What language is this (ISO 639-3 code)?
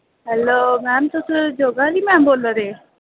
doi